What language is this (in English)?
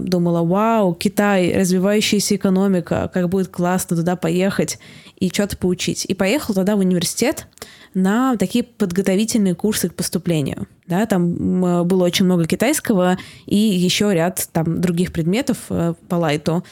Russian